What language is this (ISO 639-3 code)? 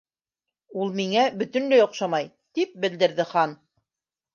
bak